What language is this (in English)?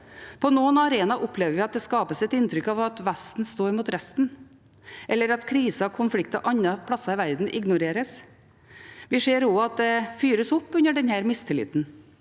Norwegian